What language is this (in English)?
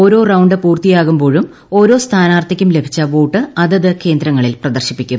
Malayalam